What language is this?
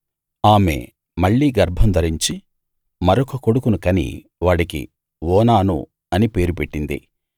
Telugu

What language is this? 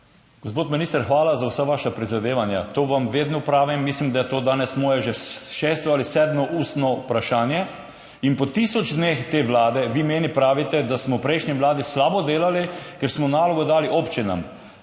Slovenian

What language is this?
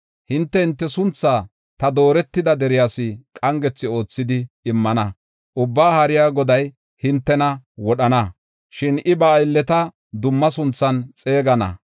Gofa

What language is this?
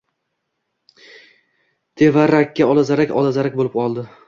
Uzbek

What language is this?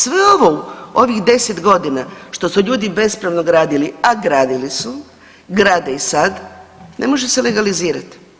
Croatian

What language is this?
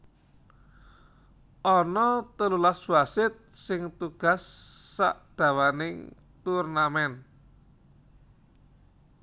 Javanese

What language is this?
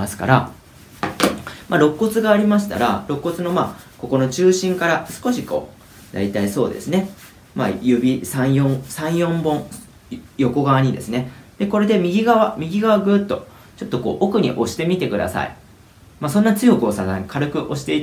Japanese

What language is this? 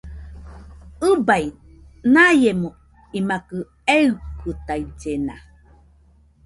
Nüpode Huitoto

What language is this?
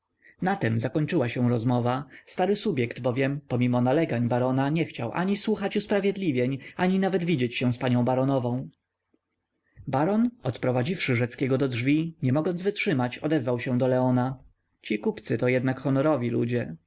Polish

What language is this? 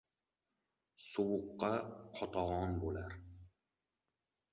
Uzbek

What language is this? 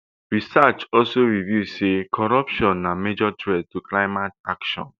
Nigerian Pidgin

